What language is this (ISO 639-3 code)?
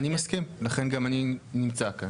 heb